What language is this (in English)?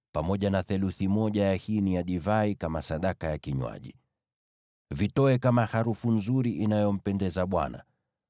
Swahili